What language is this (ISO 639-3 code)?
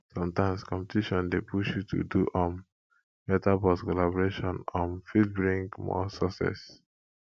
pcm